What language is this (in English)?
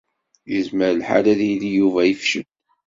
Kabyle